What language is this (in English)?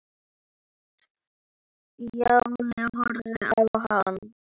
Icelandic